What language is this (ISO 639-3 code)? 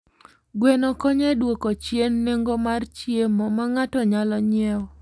luo